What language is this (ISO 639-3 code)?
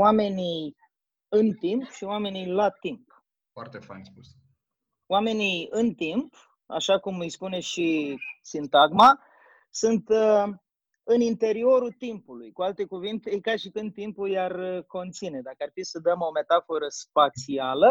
ron